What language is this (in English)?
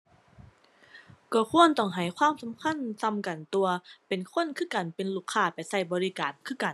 Thai